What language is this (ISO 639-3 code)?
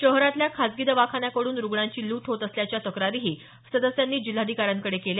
mar